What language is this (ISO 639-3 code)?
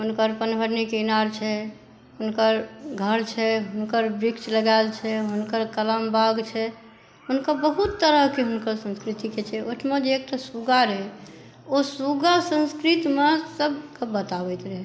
mai